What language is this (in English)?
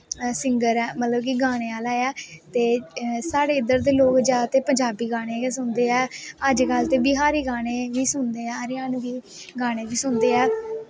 Dogri